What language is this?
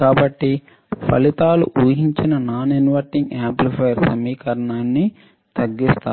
Telugu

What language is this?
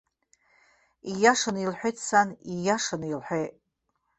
Abkhazian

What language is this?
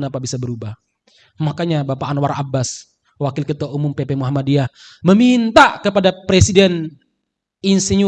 Indonesian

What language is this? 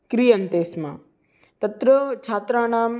Sanskrit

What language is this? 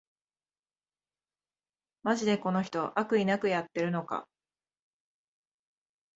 Japanese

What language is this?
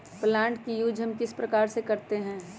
Magahi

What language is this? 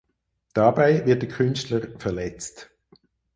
German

